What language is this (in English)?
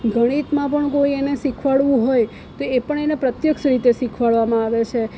Gujarati